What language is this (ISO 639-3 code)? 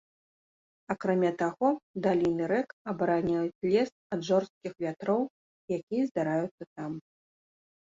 bel